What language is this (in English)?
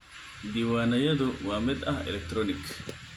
Somali